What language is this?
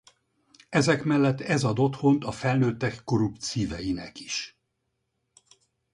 Hungarian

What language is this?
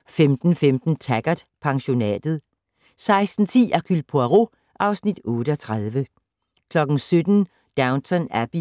Danish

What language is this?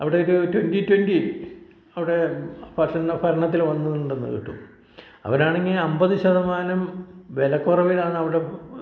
Malayalam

